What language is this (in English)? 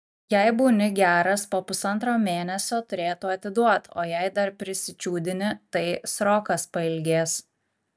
Lithuanian